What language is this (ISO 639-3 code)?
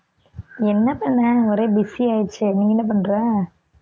tam